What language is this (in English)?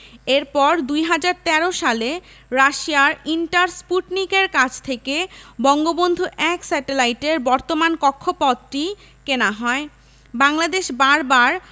Bangla